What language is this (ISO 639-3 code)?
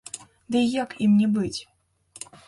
bel